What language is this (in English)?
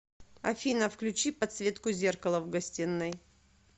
Russian